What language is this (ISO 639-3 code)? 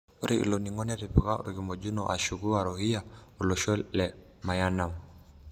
mas